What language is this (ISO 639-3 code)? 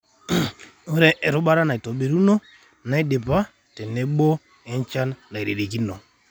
mas